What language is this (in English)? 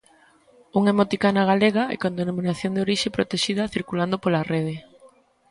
Galician